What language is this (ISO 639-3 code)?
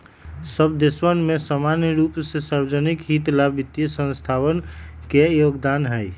mag